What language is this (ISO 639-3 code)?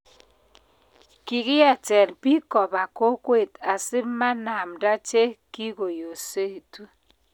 kln